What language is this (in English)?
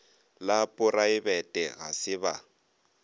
Northern Sotho